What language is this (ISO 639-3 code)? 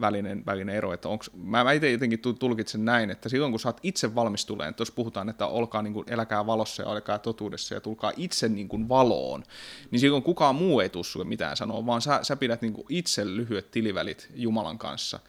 fin